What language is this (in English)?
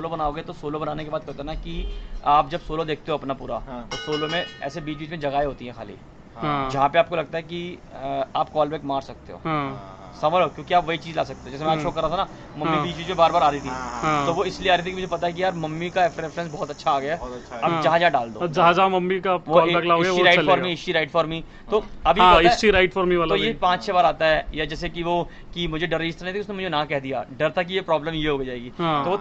Hindi